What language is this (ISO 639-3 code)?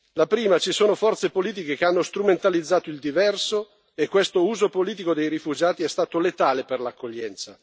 ita